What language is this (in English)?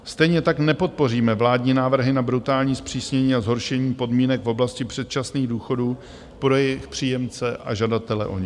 Czech